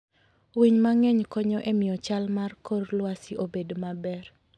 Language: Luo (Kenya and Tanzania)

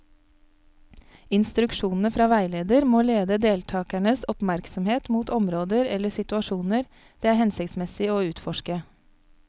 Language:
Norwegian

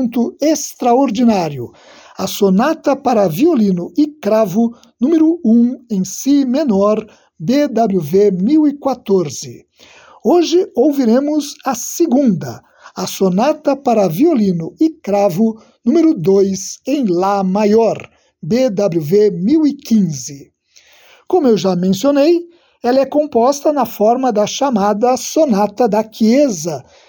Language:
Portuguese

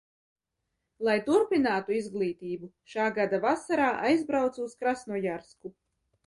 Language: Latvian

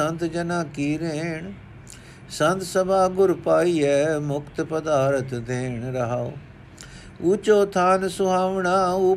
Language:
Punjabi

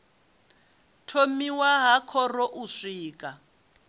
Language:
Venda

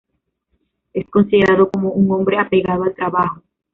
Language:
Spanish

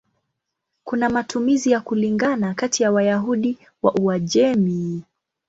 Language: Swahili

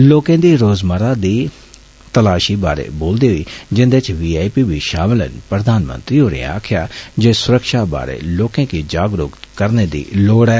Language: Dogri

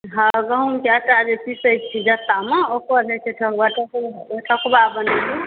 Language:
Maithili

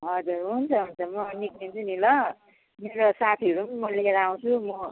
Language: Nepali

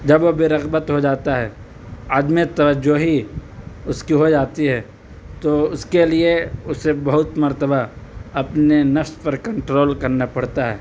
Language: Urdu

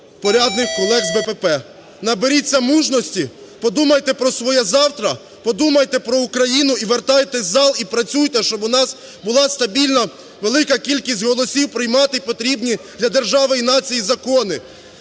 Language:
Ukrainian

